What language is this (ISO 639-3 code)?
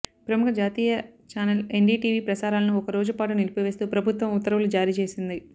tel